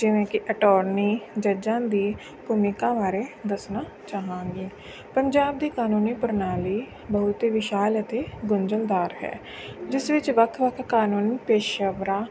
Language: Punjabi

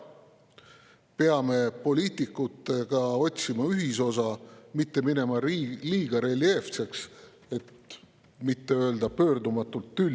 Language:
Estonian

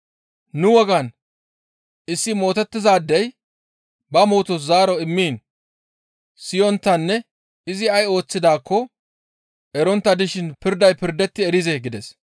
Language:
Gamo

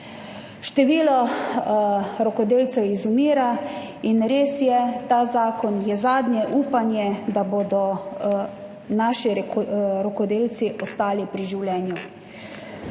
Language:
Slovenian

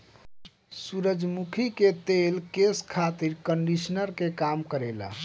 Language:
Bhojpuri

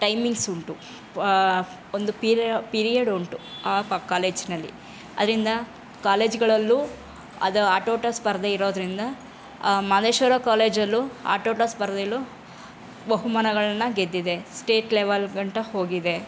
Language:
Kannada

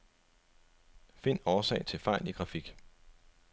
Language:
Danish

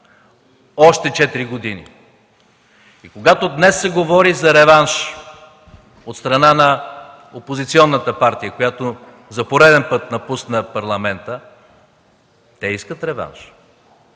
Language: Bulgarian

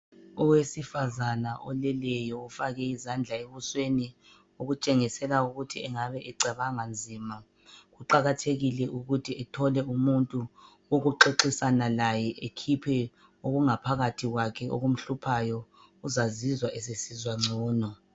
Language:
North Ndebele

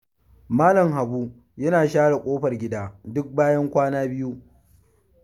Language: Hausa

